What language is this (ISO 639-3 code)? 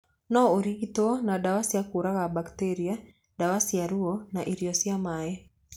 kik